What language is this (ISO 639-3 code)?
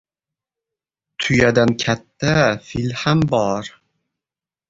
uzb